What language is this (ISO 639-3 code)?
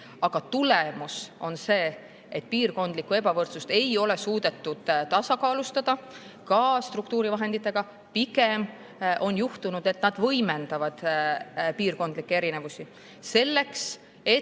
est